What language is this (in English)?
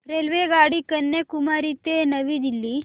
Marathi